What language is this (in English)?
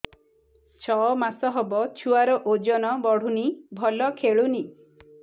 Odia